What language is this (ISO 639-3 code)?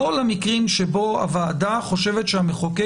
heb